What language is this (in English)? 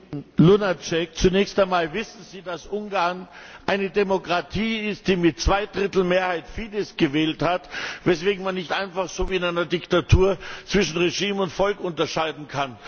German